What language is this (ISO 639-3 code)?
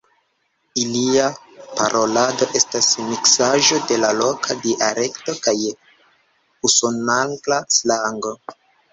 epo